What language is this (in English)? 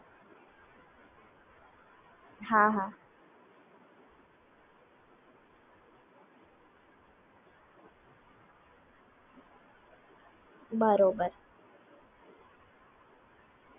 Gujarati